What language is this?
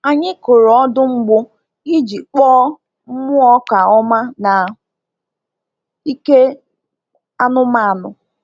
Igbo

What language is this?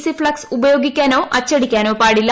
Malayalam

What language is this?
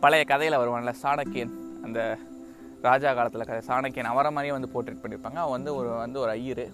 Tamil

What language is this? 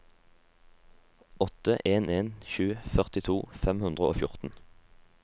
Norwegian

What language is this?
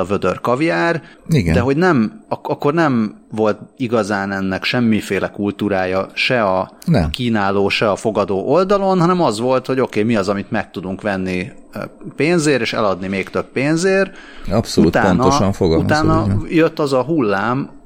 Hungarian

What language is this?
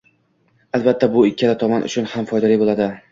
Uzbek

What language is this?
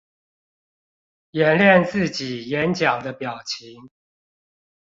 Chinese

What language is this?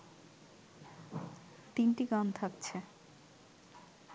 Bangla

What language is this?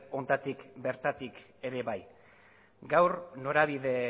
Basque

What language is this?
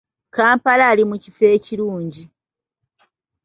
Ganda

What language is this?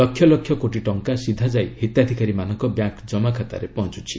Odia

